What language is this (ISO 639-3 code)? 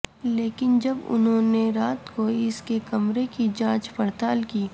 urd